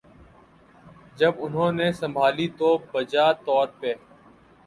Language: Urdu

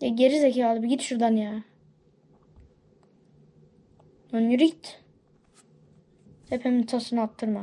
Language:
Turkish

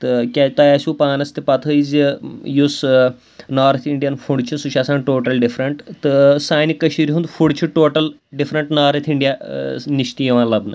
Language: Kashmiri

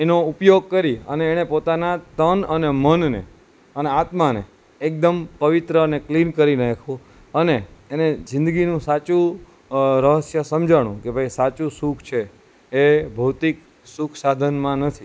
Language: Gujarati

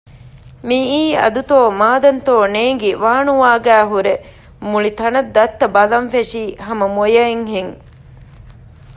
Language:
Divehi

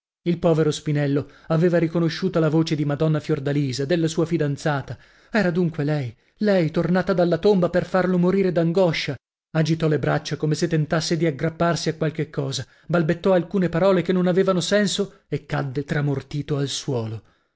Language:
Italian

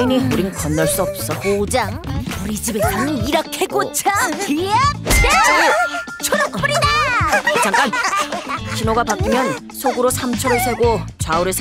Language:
Korean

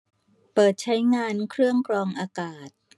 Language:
Thai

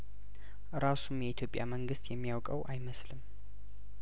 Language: Amharic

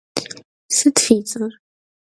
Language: Kabardian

